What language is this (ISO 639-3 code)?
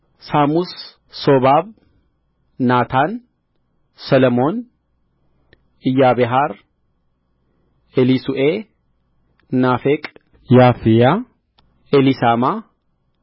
amh